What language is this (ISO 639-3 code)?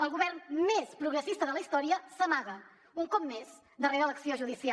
cat